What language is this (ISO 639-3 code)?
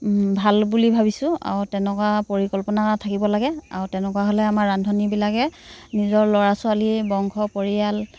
asm